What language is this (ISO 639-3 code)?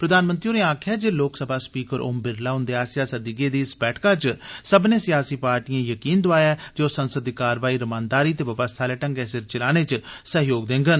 doi